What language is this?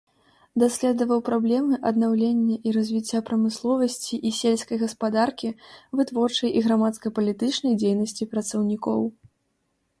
Belarusian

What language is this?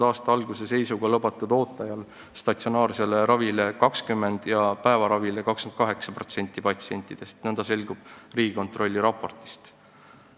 Estonian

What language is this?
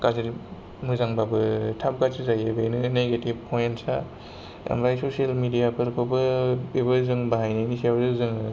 Bodo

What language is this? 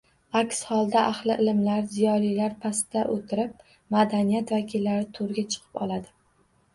Uzbek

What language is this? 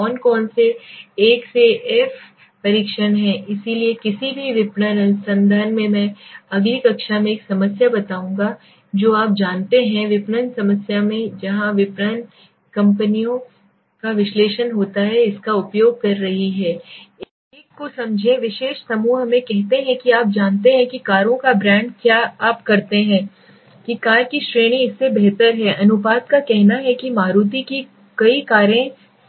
Hindi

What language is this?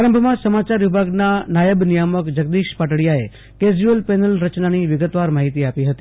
Gujarati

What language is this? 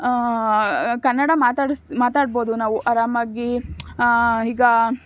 Kannada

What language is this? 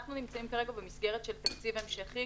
Hebrew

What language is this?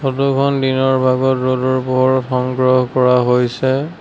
Assamese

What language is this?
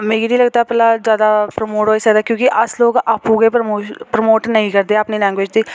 Dogri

